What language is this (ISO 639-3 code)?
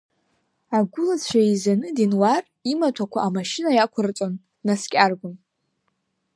abk